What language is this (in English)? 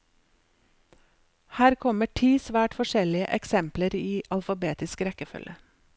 Norwegian